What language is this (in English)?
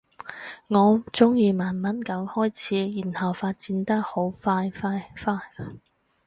Cantonese